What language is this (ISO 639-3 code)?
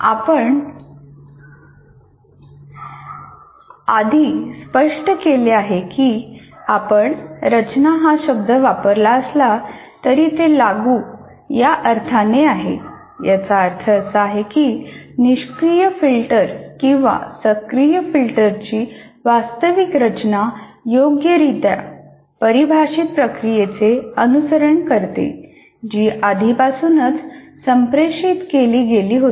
mar